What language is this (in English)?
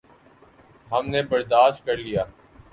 Urdu